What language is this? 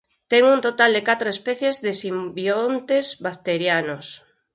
Galician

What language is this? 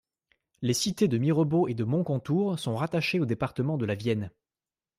French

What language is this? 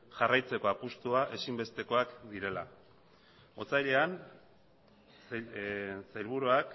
Basque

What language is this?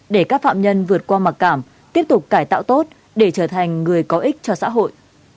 Vietnamese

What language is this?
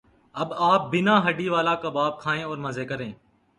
Urdu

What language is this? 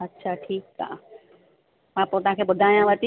Sindhi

